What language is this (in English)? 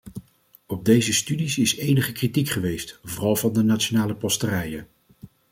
Dutch